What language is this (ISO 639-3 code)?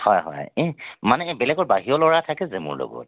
asm